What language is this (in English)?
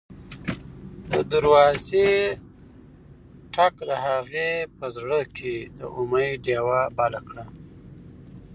Pashto